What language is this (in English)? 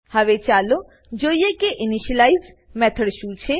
Gujarati